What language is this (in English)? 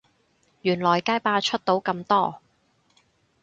Cantonese